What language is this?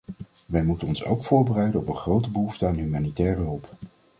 Dutch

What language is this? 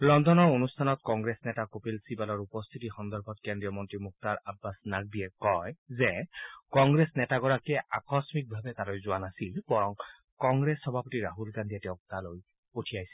Assamese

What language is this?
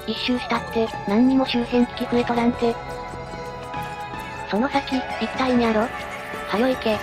Japanese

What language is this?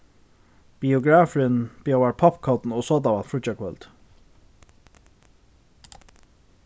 Faroese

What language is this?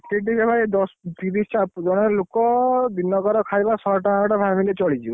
Odia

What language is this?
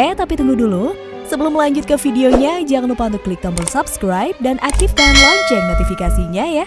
Indonesian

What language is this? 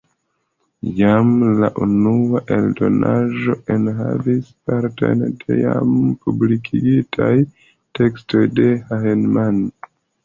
Esperanto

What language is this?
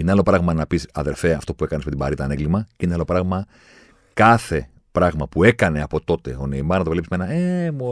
Greek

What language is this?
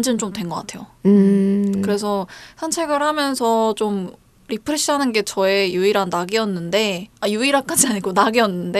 Korean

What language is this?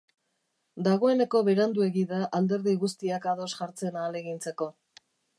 Basque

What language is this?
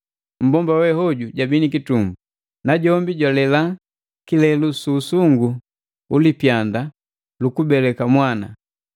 Matengo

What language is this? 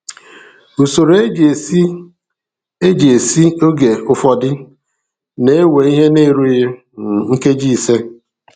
Igbo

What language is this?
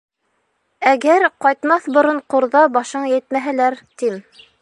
Bashkir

